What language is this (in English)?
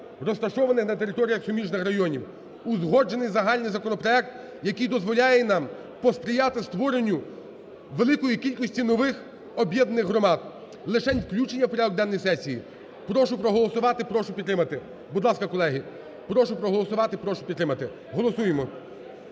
Ukrainian